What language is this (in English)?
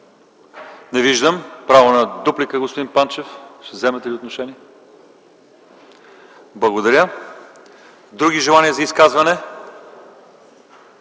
Bulgarian